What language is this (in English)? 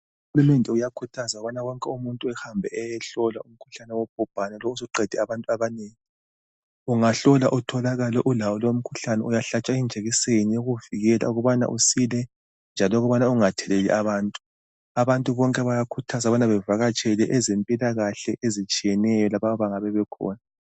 North Ndebele